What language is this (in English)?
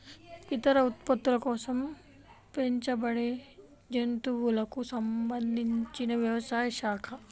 Telugu